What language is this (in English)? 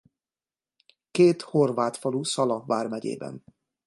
Hungarian